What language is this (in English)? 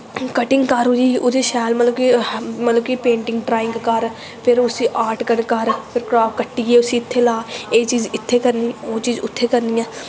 Dogri